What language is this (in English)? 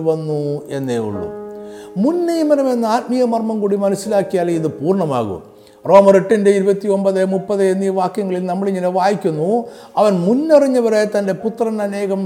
Malayalam